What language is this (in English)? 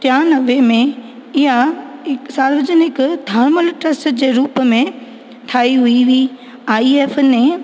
Sindhi